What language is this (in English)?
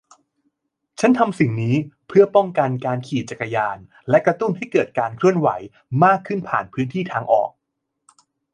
Thai